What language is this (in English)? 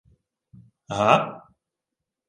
Ukrainian